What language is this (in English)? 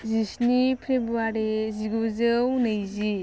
Bodo